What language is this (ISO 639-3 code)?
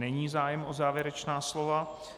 ces